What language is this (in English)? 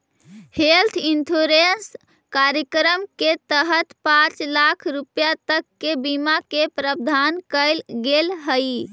Magahi